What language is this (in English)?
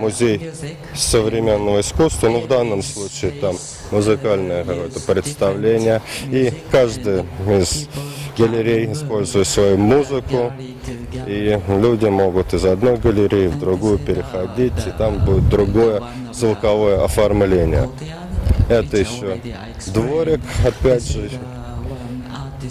Russian